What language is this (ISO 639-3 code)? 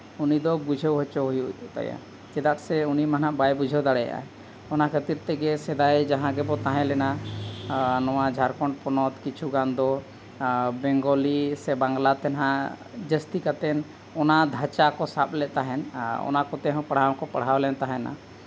sat